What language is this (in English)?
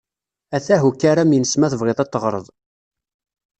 Kabyle